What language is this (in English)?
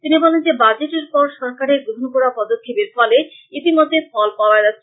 Bangla